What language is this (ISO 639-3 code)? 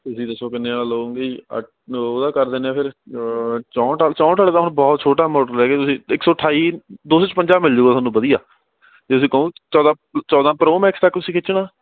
pan